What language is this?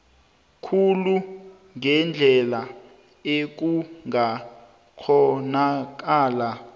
South Ndebele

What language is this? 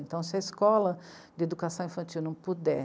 Portuguese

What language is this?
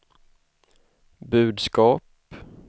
Swedish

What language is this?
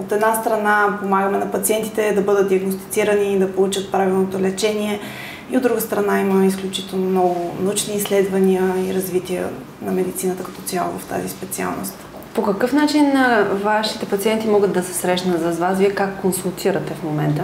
Bulgarian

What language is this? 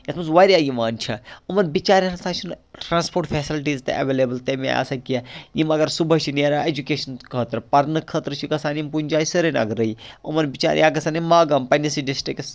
Kashmiri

